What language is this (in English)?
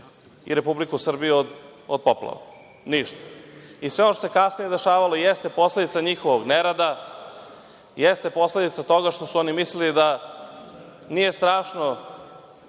Serbian